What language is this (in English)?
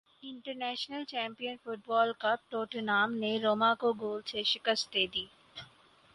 Urdu